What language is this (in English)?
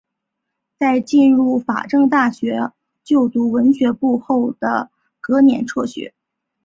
Chinese